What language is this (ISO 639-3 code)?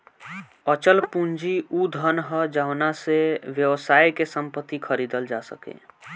bho